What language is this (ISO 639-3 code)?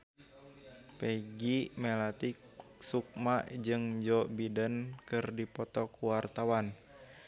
sun